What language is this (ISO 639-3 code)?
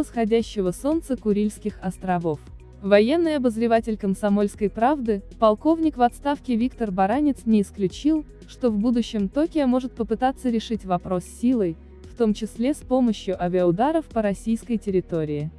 rus